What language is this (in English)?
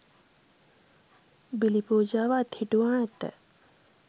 Sinhala